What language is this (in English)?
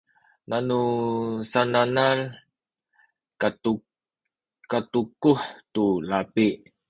Sakizaya